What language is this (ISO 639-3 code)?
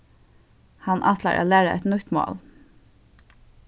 fao